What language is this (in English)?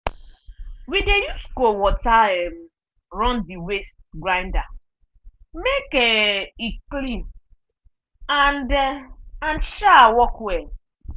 Nigerian Pidgin